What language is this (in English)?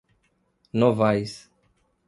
Portuguese